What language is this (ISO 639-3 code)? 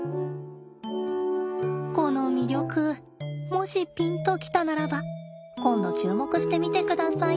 jpn